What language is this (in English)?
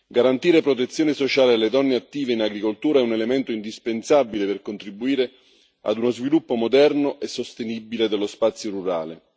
Italian